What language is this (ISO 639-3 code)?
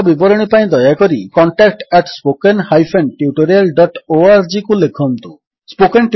ori